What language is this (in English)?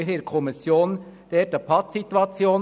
Swiss German